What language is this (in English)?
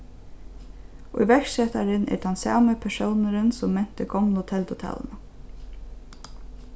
Faroese